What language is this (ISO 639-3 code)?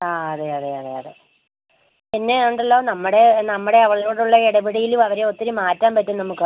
mal